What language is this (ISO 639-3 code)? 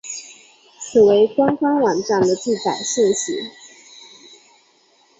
zho